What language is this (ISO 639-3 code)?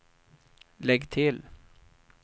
swe